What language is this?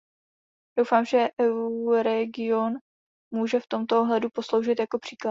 Czech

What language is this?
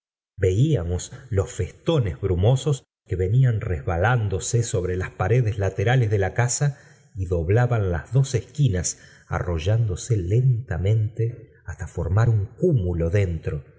Spanish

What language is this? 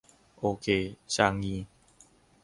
Thai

